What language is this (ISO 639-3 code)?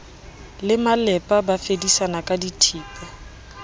sot